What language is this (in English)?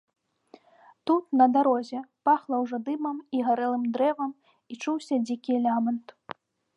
Belarusian